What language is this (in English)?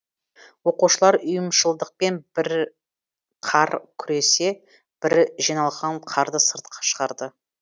Kazakh